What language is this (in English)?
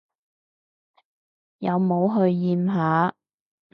Cantonese